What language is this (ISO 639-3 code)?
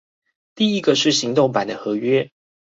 zho